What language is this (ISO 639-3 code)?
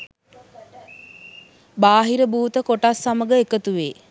sin